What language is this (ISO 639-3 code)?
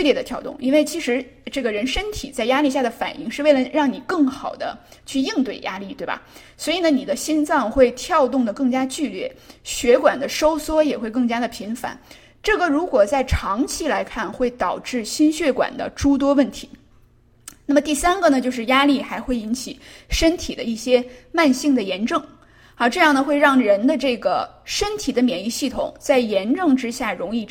zho